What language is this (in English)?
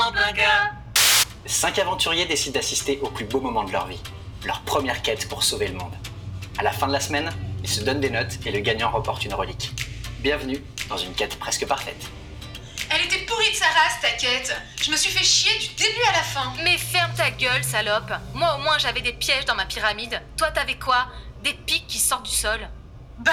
French